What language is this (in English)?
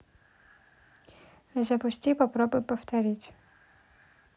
Russian